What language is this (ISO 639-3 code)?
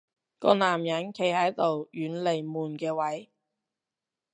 yue